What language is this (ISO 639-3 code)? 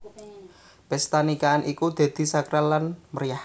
jav